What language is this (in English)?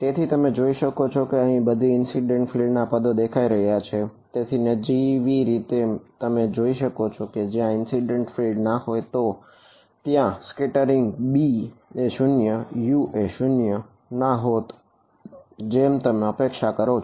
Gujarati